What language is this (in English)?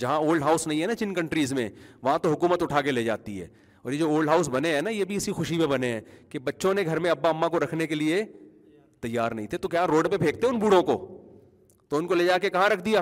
Urdu